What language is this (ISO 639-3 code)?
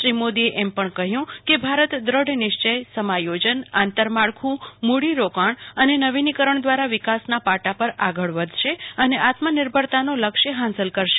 guj